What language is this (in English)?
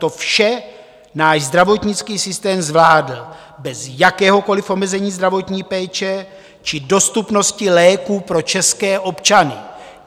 Czech